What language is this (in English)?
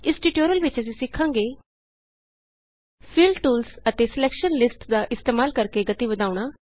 Punjabi